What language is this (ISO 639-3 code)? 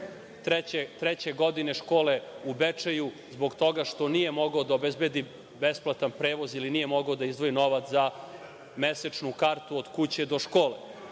srp